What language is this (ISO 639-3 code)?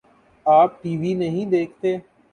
urd